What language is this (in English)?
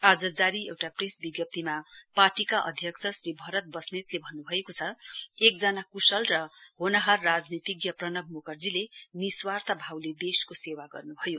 Nepali